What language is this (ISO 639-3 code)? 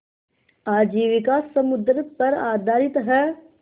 hin